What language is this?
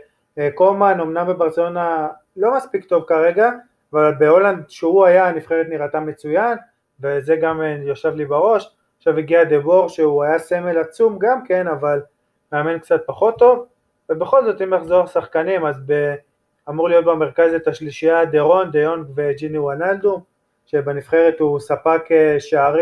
Hebrew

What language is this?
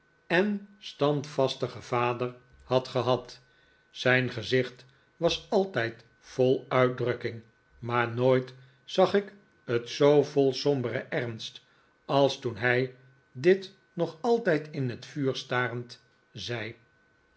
Dutch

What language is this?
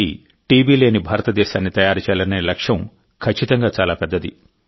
Telugu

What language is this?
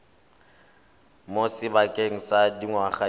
Tswana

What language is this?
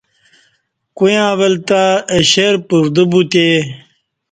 Kati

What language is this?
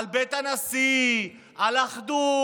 Hebrew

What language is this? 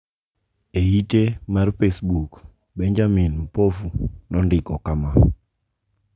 Luo (Kenya and Tanzania)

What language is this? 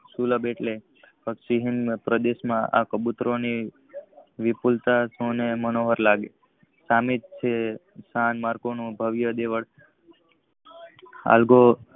Gujarati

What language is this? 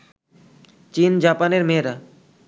Bangla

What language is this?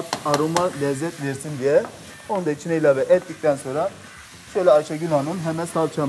Turkish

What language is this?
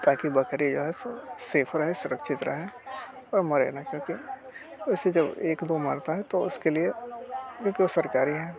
Hindi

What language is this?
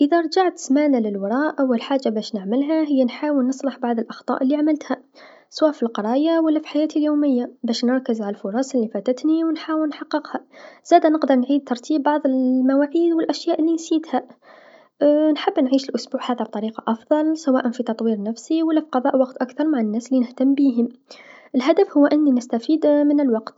Tunisian Arabic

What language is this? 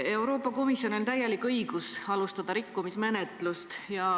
Estonian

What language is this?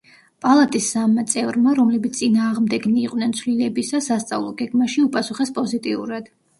Georgian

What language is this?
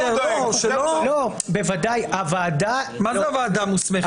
Hebrew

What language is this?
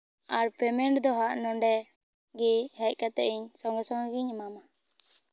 Santali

